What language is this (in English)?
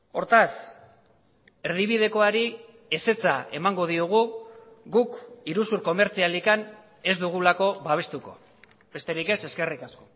Basque